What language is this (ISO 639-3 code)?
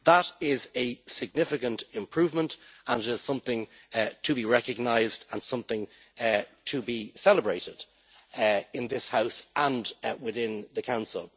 eng